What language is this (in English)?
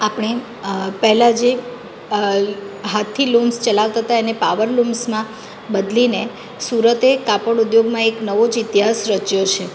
Gujarati